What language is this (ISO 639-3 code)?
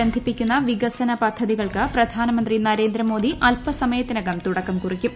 mal